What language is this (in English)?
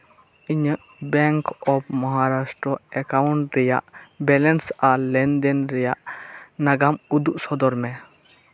Santali